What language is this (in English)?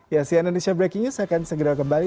Indonesian